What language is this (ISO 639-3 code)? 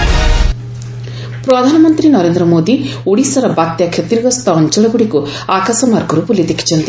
ori